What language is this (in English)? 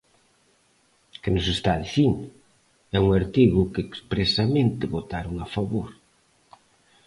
Galician